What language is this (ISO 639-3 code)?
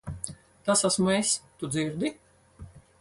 lav